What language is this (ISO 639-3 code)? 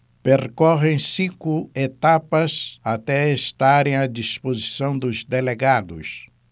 por